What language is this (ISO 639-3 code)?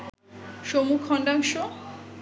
ben